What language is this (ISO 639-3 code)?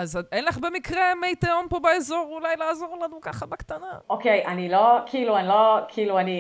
heb